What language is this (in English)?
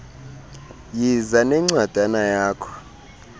Xhosa